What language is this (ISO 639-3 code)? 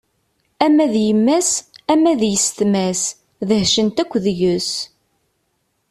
kab